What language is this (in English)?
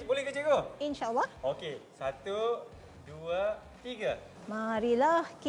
Malay